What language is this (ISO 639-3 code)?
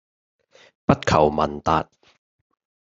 yue